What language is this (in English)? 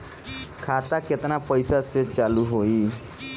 Bhojpuri